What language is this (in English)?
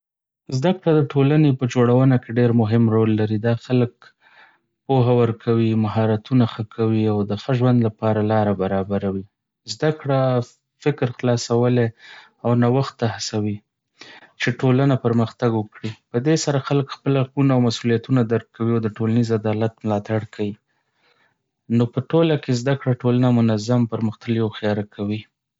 Pashto